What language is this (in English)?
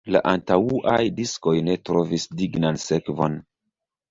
Esperanto